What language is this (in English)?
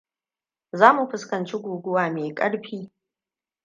Hausa